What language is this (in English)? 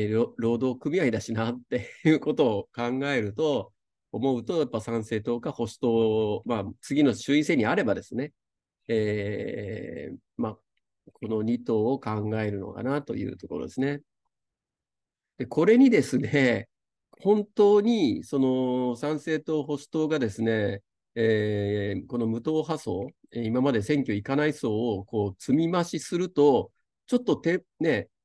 Japanese